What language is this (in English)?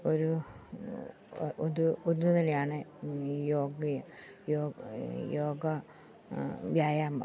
Malayalam